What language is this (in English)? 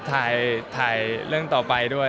Thai